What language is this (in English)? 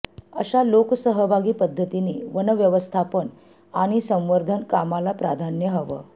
Marathi